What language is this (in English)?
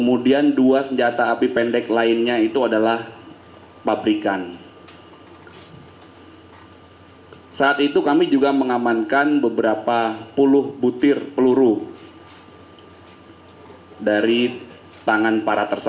Indonesian